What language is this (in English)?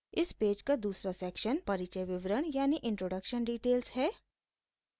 Hindi